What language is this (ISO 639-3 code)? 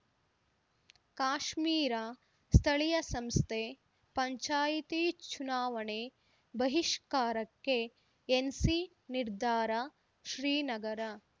kan